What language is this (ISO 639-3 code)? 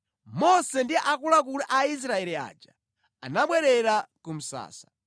nya